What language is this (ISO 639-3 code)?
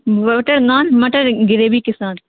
urd